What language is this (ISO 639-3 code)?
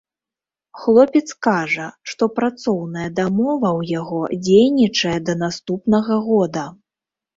bel